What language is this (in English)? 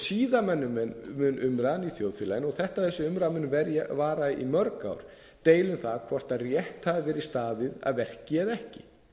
Icelandic